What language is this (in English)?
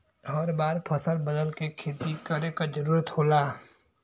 Bhojpuri